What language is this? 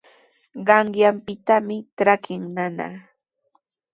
Sihuas Ancash Quechua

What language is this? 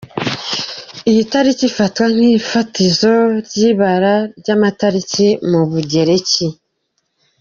Kinyarwanda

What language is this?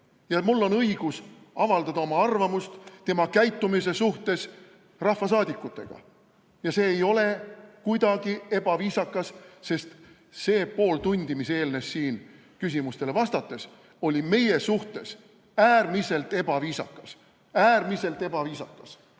Estonian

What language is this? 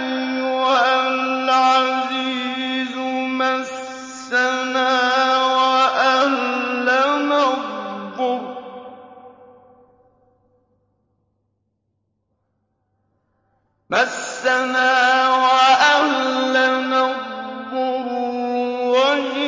Arabic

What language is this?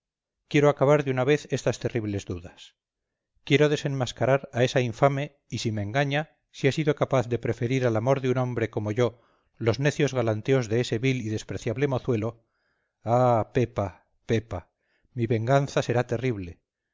Spanish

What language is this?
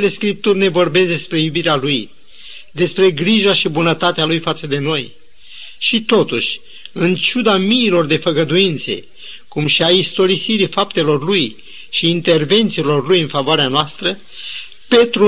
Romanian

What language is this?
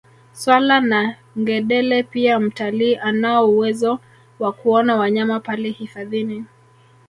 Swahili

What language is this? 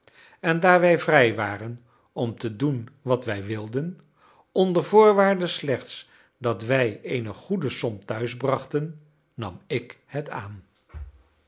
Dutch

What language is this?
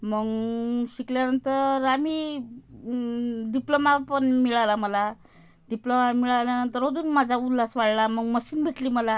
Marathi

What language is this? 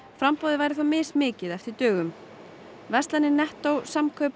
Icelandic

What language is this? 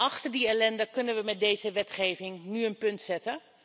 Dutch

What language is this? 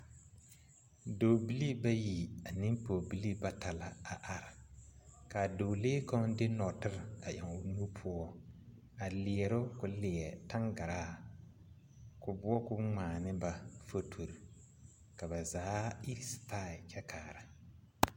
Southern Dagaare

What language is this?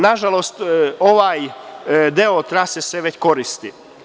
Serbian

